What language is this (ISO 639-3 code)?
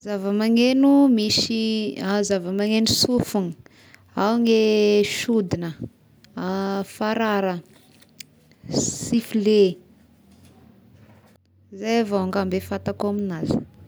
tkg